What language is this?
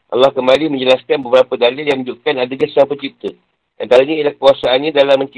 Malay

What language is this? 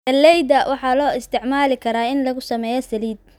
Somali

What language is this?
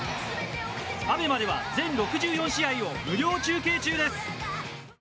Japanese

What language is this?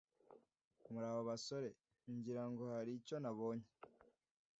Kinyarwanda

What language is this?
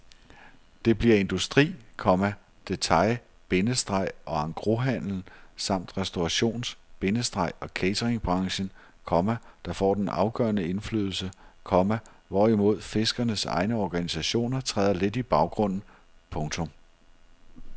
Danish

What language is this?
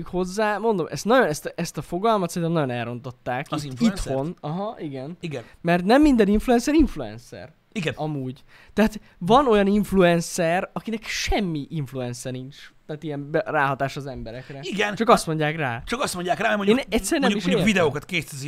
Hungarian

